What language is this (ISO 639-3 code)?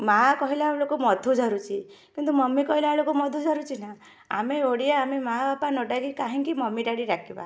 ori